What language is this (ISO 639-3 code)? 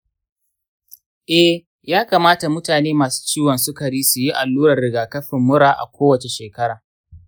hau